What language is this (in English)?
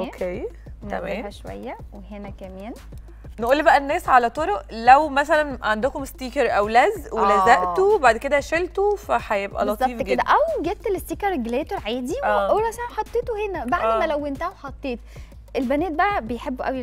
Arabic